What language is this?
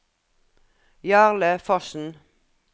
Norwegian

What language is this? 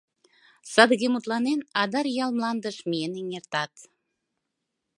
Mari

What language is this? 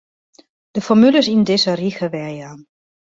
Western Frisian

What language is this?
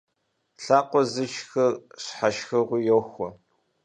Kabardian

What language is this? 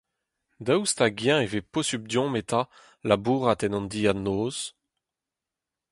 Breton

